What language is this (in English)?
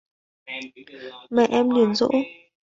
Vietnamese